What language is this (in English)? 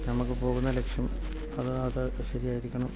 Malayalam